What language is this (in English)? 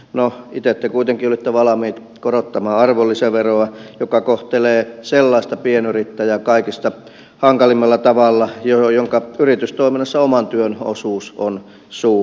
Finnish